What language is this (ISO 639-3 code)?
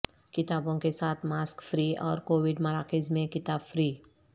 urd